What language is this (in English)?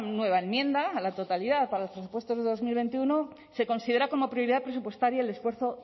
Spanish